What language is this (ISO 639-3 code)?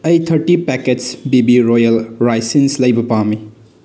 mni